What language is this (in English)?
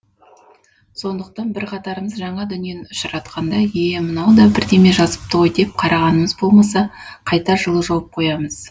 Kazakh